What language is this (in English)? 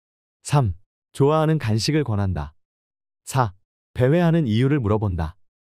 Korean